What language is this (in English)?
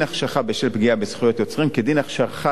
Hebrew